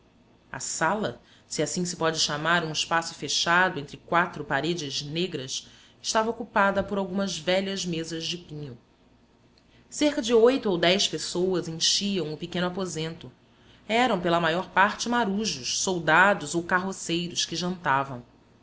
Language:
Portuguese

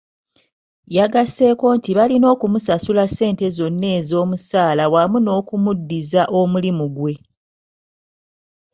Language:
Ganda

